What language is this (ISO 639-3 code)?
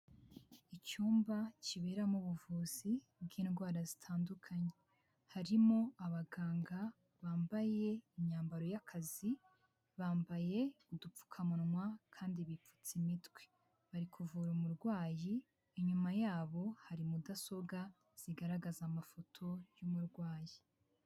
kin